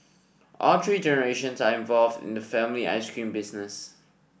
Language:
English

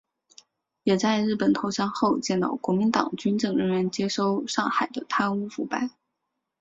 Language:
Chinese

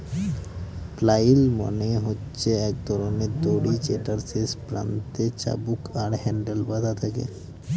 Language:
Bangla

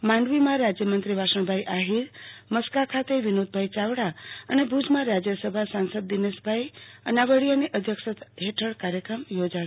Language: Gujarati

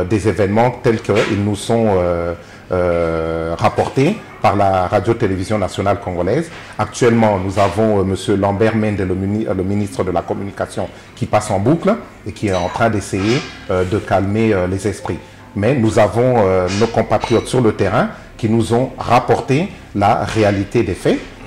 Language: French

